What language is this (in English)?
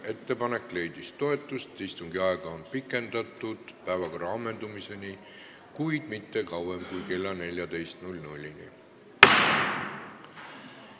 Estonian